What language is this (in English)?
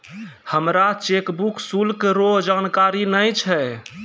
Maithili